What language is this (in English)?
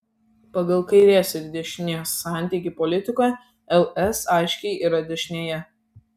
Lithuanian